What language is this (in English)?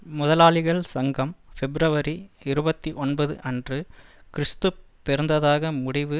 Tamil